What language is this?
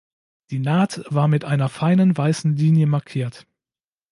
German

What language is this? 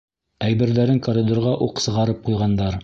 Bashkir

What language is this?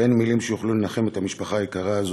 Hebrew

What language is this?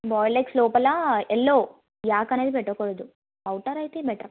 Telugu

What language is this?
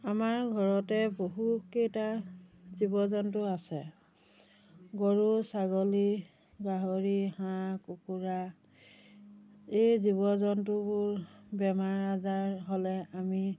Assamese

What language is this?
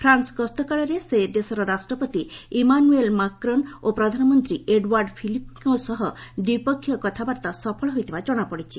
Odia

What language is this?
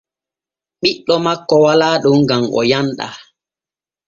Borgu Fulfulde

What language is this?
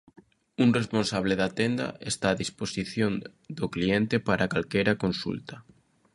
Galician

